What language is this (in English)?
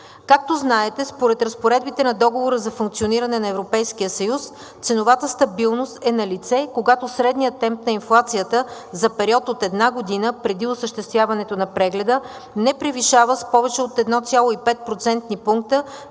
Bulgarian